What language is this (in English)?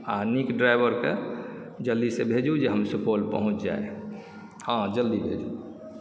Maithili